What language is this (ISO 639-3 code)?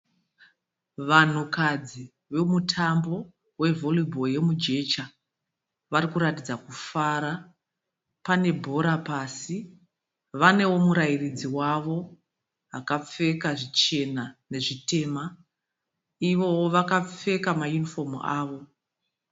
sna